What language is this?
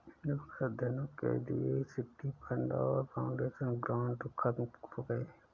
Hindi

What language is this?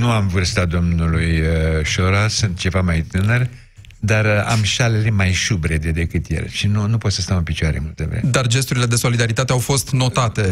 Romanian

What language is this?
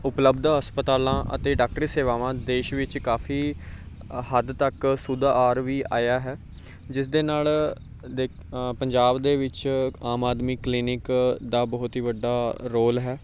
Punjabi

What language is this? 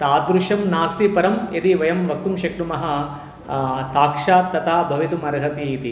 Sanskrit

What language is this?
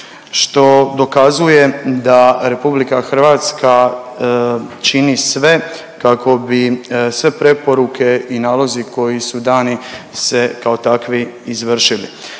Croatian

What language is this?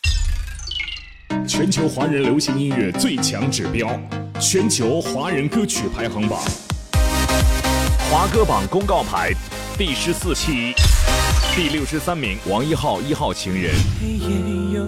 Chinese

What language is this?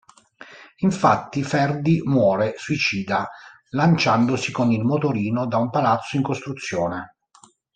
Italian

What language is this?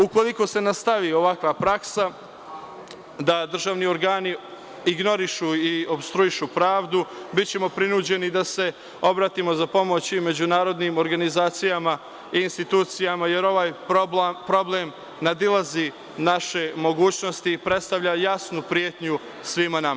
Serbian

